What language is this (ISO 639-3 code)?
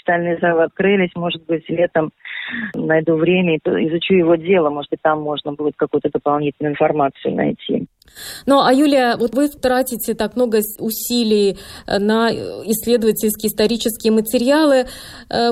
rus